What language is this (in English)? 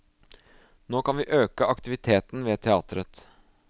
Norwegian